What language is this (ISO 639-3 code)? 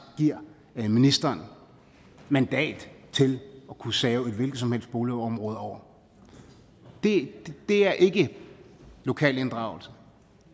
dan